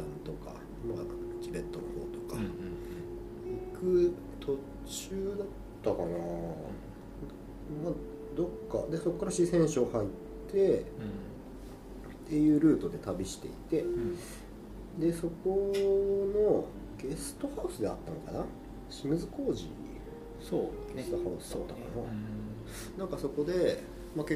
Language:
Japanese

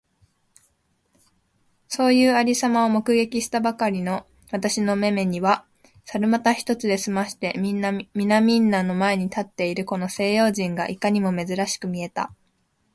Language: Japanese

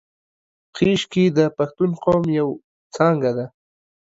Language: Pashto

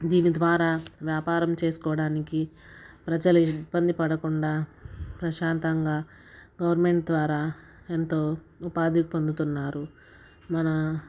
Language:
Telugu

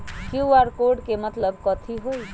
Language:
Magahi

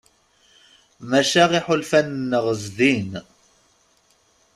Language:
Kabyle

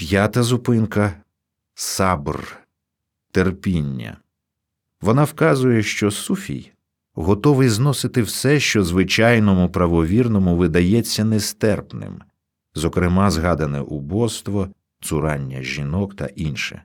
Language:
Ukrainian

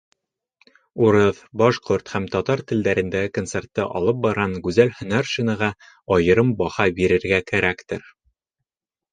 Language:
Bashkir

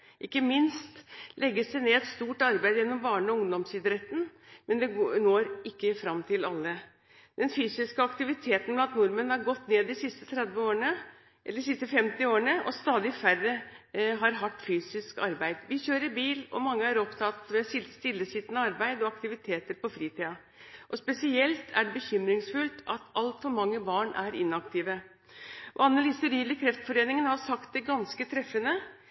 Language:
Norwegian Bokmål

